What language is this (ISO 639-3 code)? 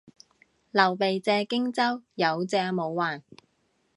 yue